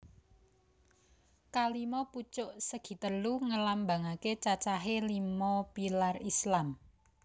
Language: Javanese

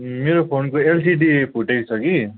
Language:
Nepali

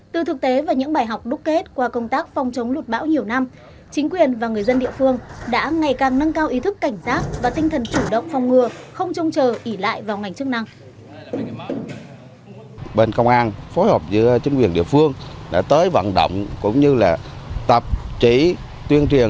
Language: Vietnamese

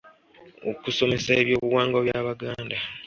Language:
Ganda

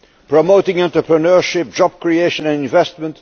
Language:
English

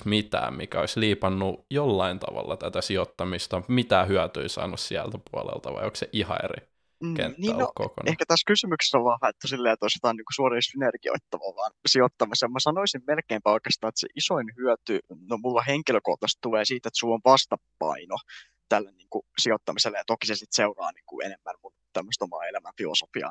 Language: Finnish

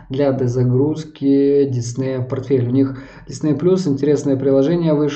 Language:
Russian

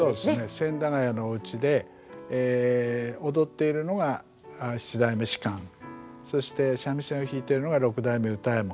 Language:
Japanese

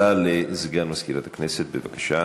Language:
Hebrew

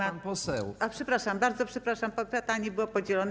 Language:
Polish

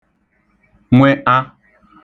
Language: Igbo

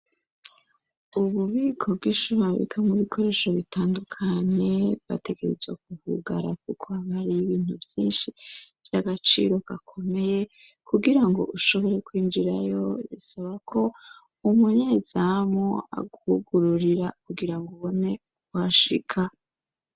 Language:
Rundi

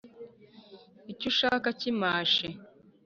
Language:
Kinyarwanda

